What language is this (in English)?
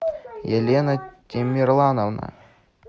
Russian